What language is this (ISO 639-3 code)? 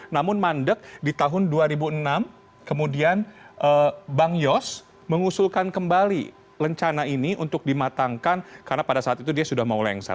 ind